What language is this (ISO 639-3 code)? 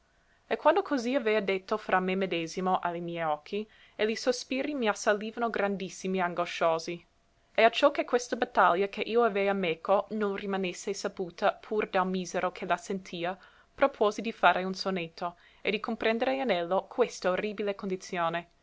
ita